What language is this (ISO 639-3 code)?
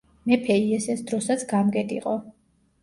kat